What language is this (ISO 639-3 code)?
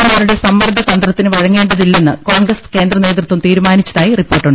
mal